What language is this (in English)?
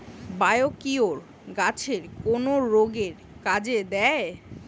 Bangla